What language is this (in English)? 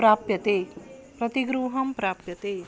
Sanskrit